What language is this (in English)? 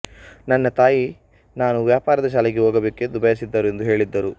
Kannada